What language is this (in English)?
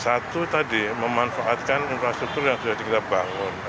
Indonesian